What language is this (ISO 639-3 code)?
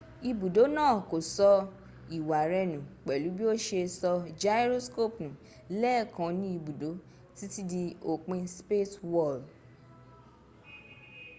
yor